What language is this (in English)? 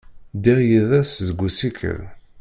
Kabyle